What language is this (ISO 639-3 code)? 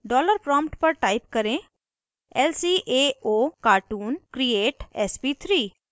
hin